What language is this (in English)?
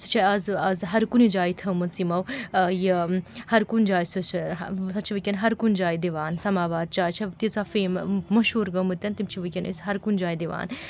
Kashmiri